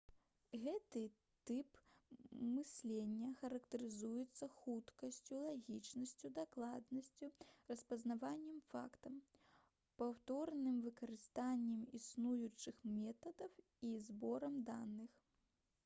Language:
Belarusian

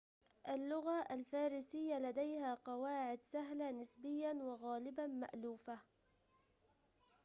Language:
Arabic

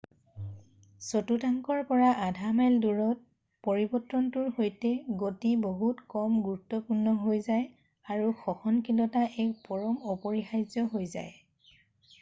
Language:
Assamese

